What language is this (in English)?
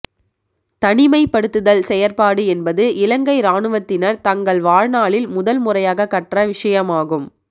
Tamil